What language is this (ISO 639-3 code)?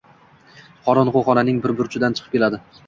uzb